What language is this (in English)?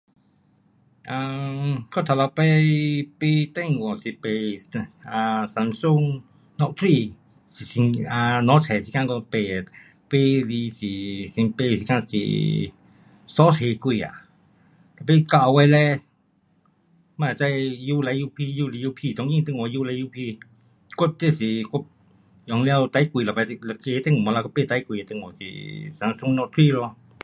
Pu-Xian Chinese